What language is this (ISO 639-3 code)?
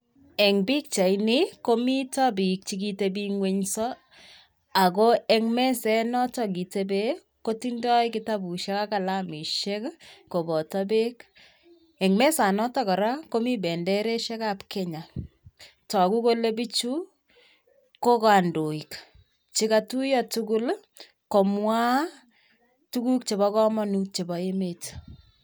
kln